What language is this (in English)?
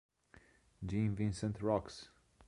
Italian